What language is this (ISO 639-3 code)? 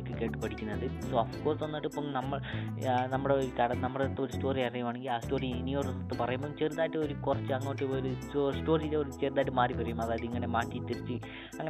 mal